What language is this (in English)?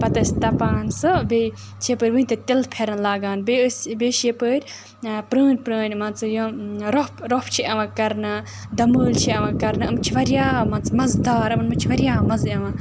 Kashmiri